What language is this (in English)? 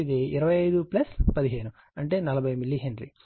Telugu